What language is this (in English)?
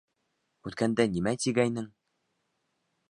Bashkir